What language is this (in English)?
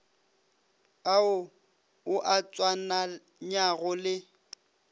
Northern Sotho